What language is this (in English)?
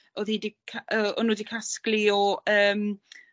Welsh